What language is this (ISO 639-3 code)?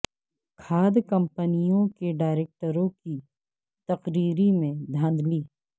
urd